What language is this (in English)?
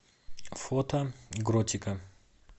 Russian